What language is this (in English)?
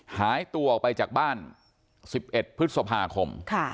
Thai